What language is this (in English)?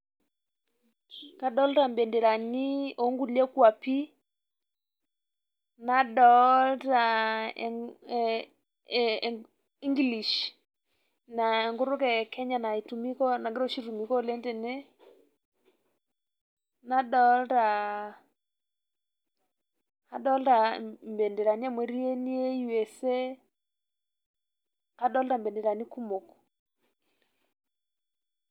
Masai